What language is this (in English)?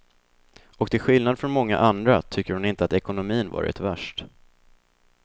Swedish